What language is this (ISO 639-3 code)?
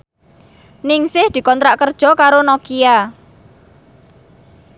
jav